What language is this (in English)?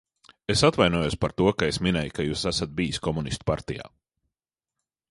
Latvian